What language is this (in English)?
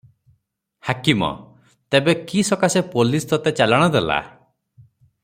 Odia